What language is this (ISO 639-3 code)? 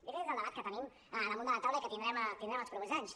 cat